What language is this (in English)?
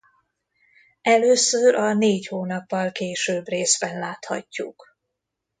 Hungarian